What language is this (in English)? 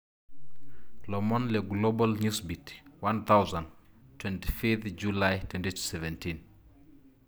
Masai